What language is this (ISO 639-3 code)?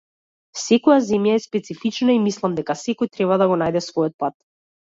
mkd